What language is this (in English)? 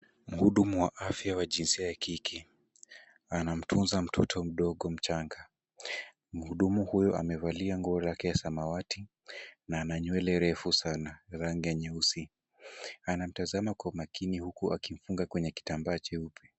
Swahili